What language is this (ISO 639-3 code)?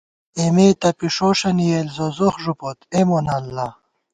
gwt